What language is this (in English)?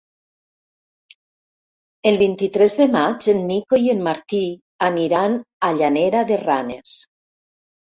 Catalan